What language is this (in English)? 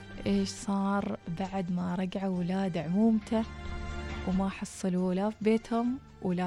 Arabic